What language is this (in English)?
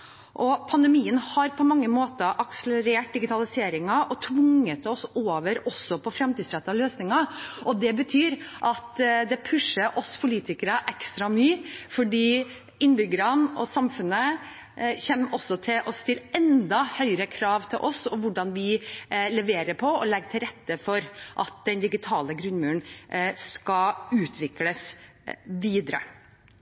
Norwegian Bokmål